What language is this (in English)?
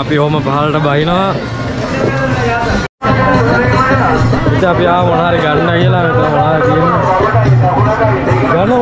Indonesian